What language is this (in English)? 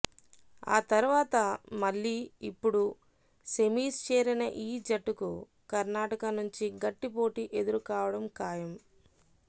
Telugu